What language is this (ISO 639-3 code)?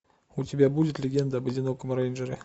rus